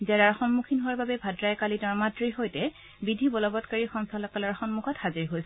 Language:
Assamese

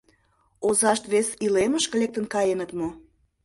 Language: Mari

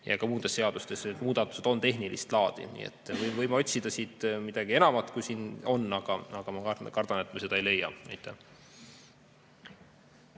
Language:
Estonian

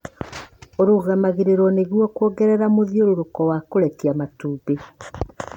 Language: Kikuyu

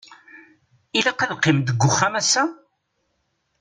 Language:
Kabyle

